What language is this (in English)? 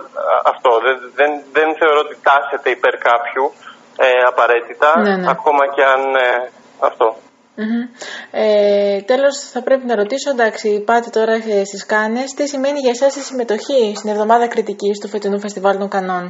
Greek